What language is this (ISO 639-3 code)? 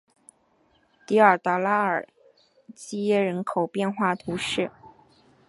zho